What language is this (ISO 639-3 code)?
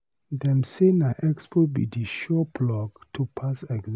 pcm